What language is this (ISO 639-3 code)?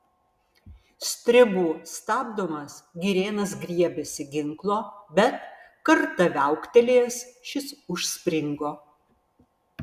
lit